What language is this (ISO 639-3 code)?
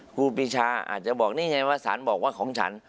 tha